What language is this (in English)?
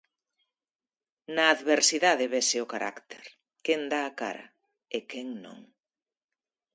Galician